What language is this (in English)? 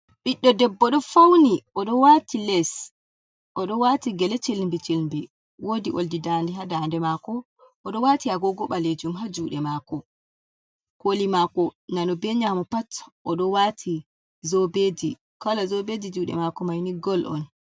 Fula